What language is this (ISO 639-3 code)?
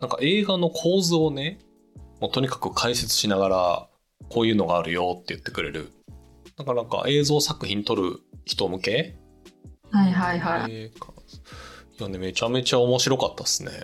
jpn